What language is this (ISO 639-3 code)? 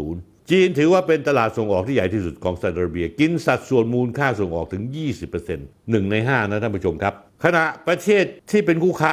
tha